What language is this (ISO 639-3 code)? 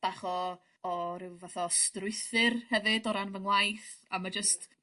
cym